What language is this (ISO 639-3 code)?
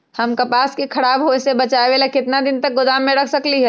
mag